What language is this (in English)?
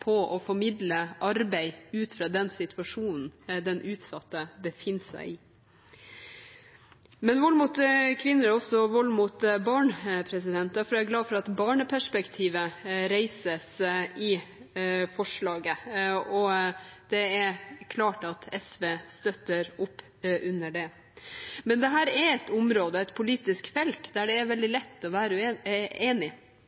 Norwegian Bokmål